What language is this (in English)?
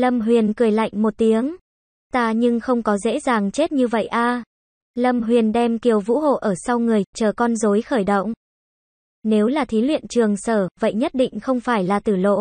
Vietnamese